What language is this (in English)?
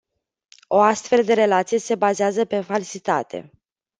Romanian